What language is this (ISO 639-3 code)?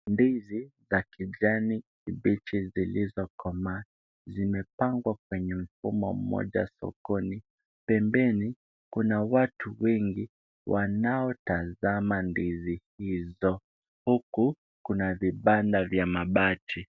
swa